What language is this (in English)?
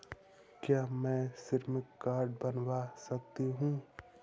Hindi